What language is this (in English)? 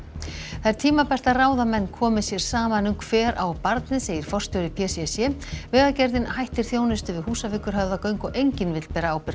Icelandic